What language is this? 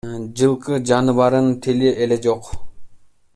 Kyrgyz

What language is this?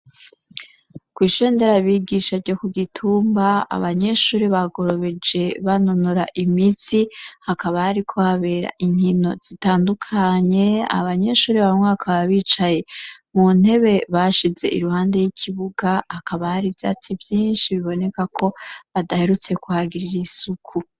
Rundi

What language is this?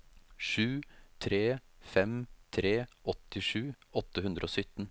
Norwegian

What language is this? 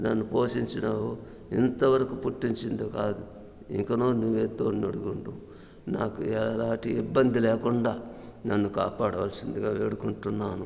Telugu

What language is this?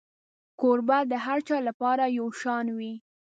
Pashto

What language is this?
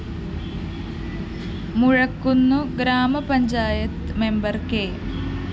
Malayalam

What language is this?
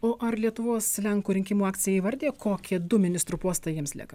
Lithuanian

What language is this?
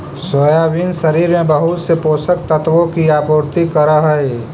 Magahi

